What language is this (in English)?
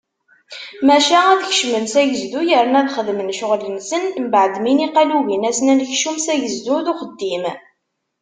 Kabyle